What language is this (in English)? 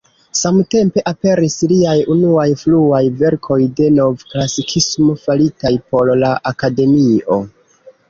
Esperanto